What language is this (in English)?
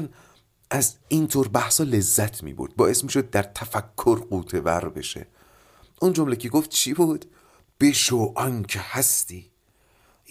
Persian